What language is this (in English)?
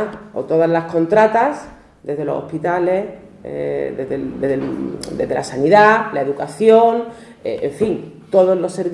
Spanish